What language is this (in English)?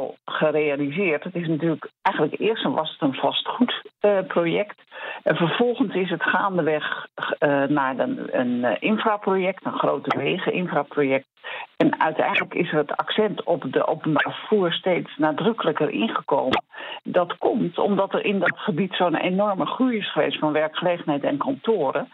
Dutch